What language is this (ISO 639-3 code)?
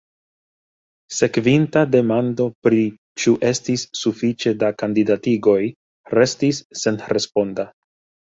epo